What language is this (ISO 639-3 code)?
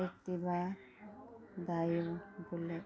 mni